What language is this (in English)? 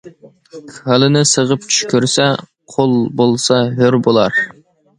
Uyghur